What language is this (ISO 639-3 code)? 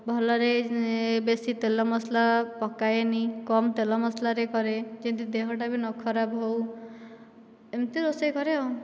ori